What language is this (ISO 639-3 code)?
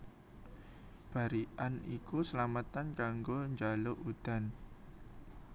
jav